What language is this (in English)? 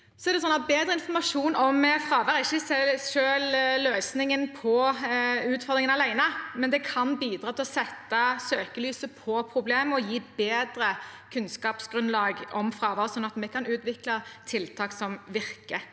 Norwegian